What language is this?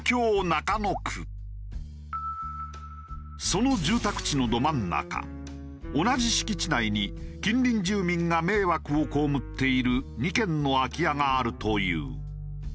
Japanese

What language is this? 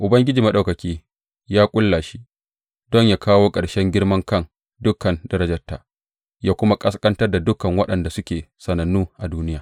Hausa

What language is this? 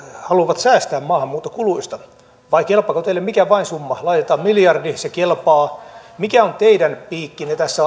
Finnish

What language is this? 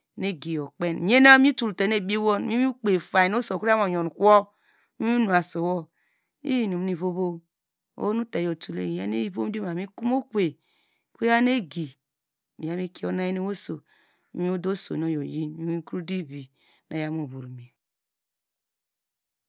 Degema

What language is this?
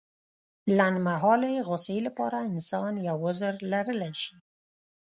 Pashto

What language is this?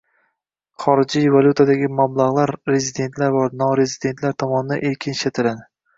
Uzbek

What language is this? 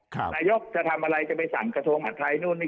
Thai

